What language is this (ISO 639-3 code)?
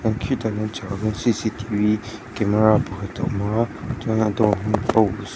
lus